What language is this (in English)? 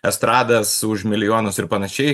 Lithuanian